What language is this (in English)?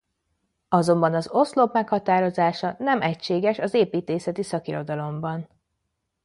Hungarian